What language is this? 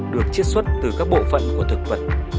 Vietnamese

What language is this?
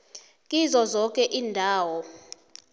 South Ndebele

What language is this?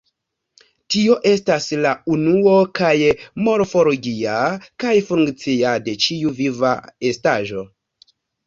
Esperanto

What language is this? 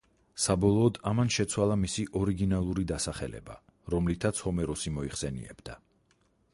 Georgian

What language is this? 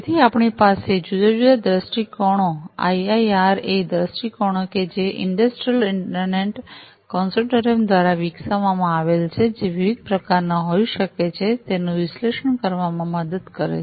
Gujarati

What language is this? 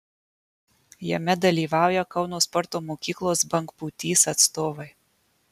Lithuanian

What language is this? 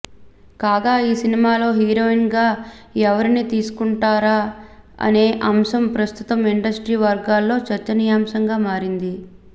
Telugu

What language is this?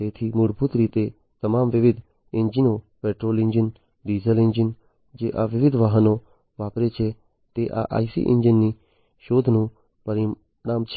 Gujarati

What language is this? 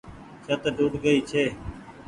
Goaria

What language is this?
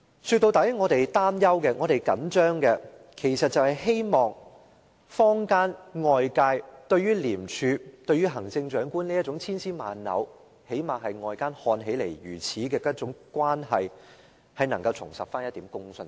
Cantonese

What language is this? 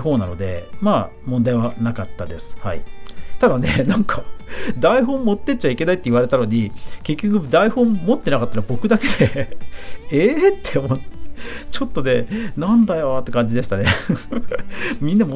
Japanese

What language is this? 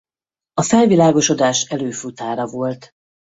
Hungarian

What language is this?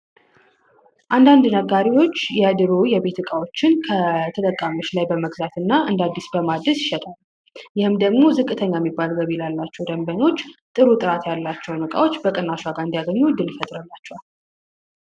Amharic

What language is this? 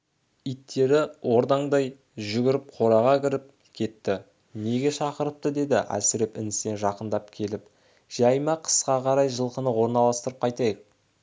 Kazakh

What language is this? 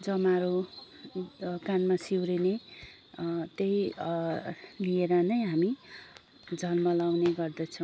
Nepali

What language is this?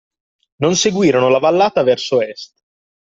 Italian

